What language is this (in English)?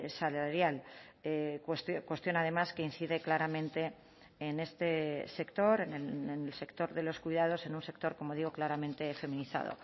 Spanish